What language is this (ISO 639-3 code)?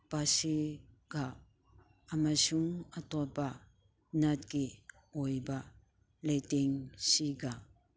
mni